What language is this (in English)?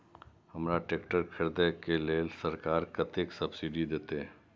Maithili